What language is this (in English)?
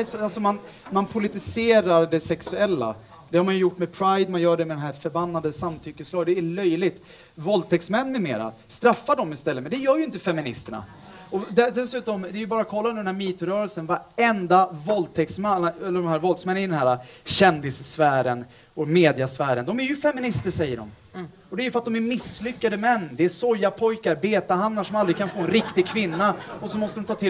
Swedish